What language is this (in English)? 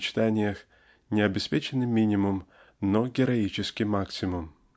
Russian